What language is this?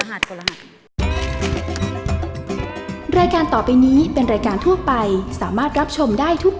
Thai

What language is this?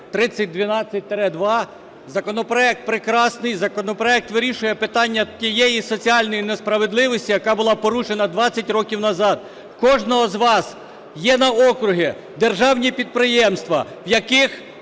Ukrainian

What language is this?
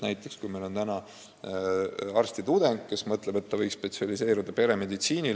Estonian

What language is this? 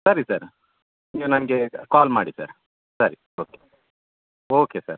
Kannada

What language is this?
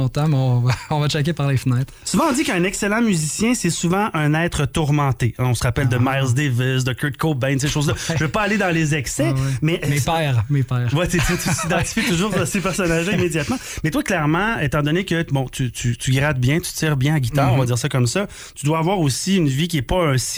French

